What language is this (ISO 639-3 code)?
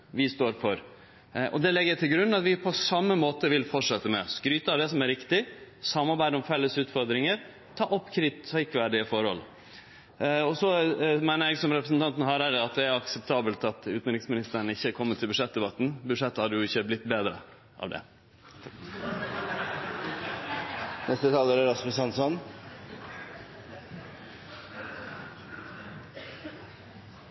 nor